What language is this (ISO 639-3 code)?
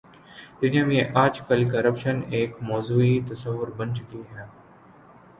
urd